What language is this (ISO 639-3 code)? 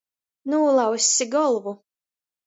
ltg